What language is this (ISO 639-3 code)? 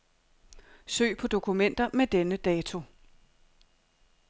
dan